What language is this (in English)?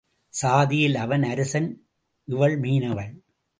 Tamil